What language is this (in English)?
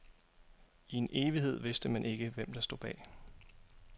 Danish